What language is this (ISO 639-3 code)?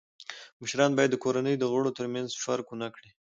pus